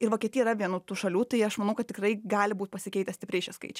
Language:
Lithuanian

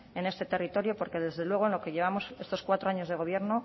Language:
Spanish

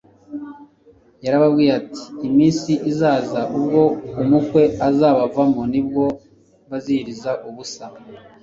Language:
Kinyarwanda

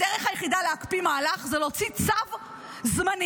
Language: Hebrew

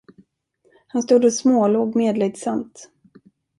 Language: Swedish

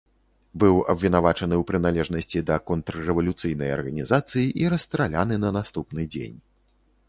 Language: Belarusian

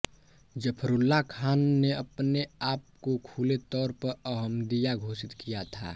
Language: Hindi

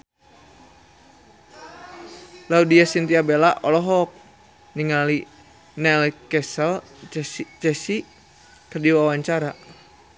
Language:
Sundanese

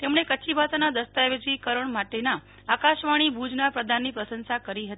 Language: Gujarati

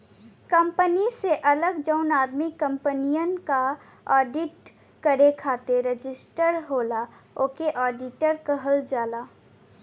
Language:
Bhojpuri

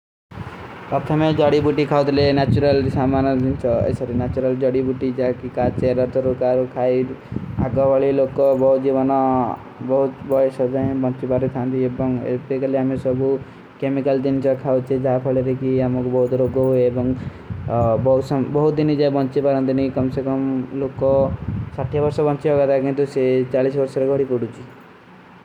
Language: Kui (India)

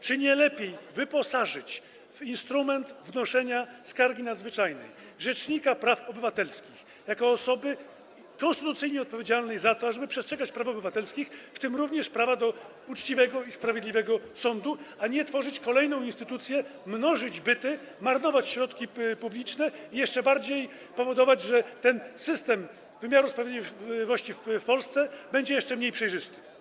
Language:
Polish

